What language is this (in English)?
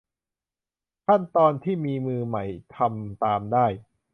Thai